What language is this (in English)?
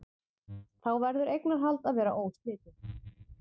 Icelandic